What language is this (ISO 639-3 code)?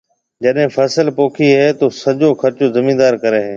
mve